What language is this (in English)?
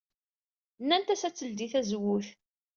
Kabyle